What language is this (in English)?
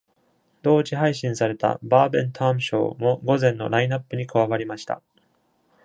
Japanese